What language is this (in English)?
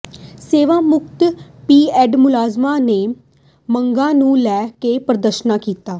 Punjabi